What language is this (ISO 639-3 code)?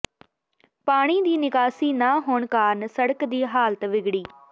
pan